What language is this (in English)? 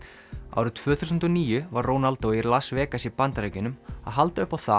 Icelandic